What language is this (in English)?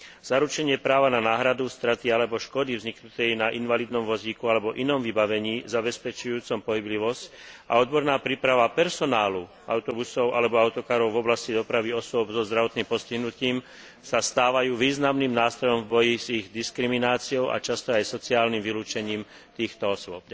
Slovak